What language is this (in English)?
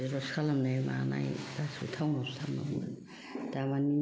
Bodo